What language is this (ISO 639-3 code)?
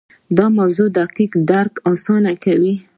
pus